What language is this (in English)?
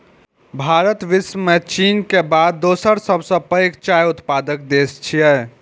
Maithili